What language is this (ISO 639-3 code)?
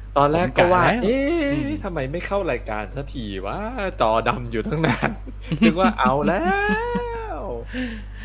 tha